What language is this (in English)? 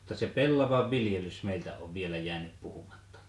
Finnish